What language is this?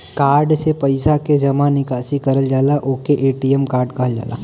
Bhojpuri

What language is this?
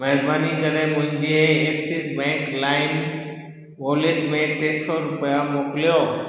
Sindhi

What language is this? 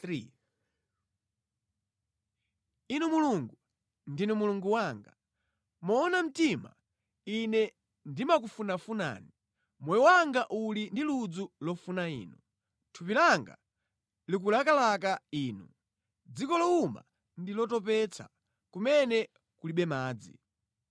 Nyanja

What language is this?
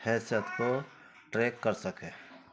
Urdu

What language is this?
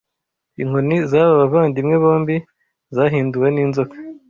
Kinyarwanda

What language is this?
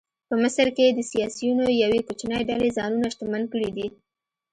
Pashto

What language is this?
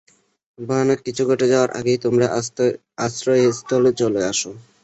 Bangla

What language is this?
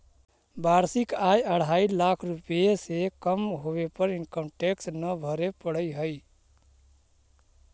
Magahi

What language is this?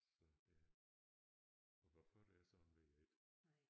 Danish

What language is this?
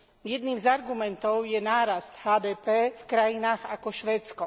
Slovak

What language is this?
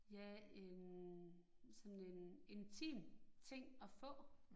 Danish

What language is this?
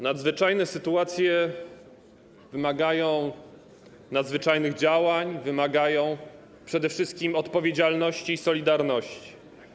Polish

